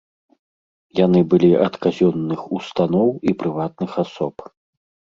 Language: Belarusian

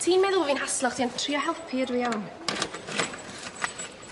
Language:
Welsh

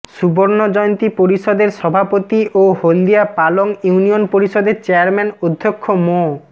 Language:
Bangla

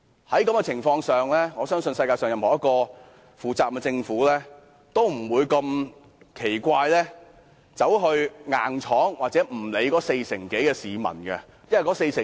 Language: Cantonese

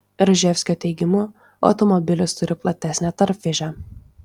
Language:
Lithuanian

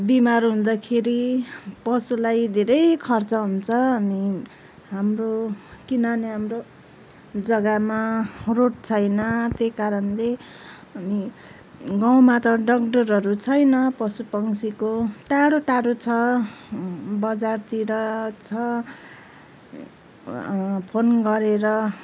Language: Nepali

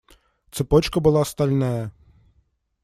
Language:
Russian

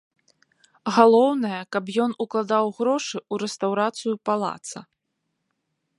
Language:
Belarusian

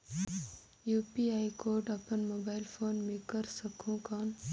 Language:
Chhattisgarhi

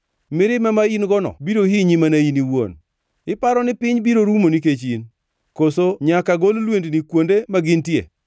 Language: Luo (Kenya and Tanzania)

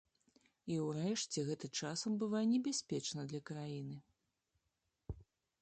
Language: Belarusian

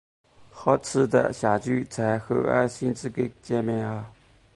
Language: Chinese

